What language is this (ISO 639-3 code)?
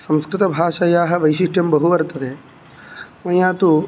san